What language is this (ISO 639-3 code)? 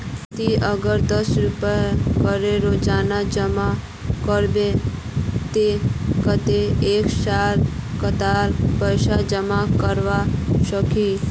mag